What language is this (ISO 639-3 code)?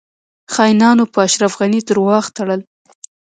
pus